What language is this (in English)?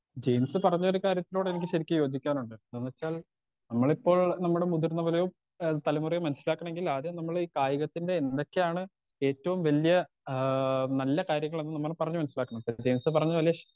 Malayalam